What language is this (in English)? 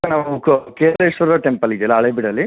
Kannada